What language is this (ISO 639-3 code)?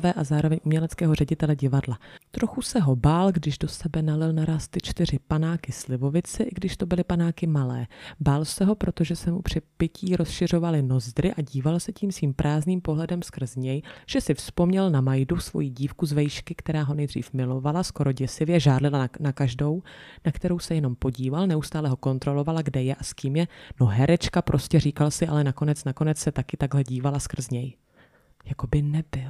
ces